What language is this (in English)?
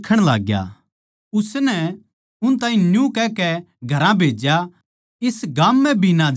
Haryanvi